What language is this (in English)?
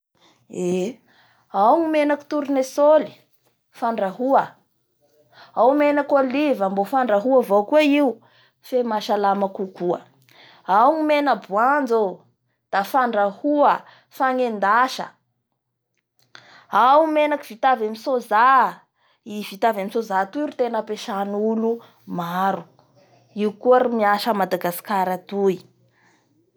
Bara Malagasy